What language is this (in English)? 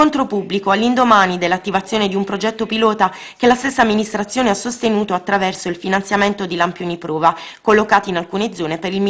Italian